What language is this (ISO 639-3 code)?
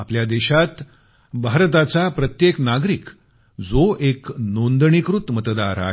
mar